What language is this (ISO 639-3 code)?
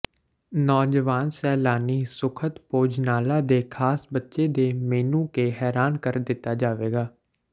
pan